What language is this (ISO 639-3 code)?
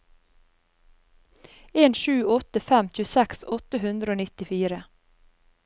nor